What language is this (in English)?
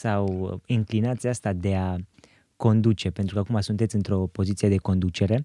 Romanian